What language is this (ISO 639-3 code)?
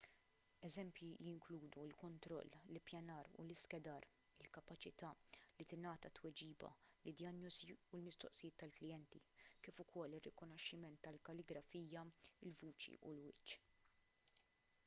mlt